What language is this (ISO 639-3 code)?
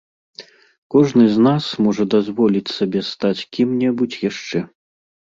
bel